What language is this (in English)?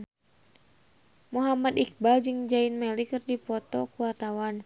Sundanese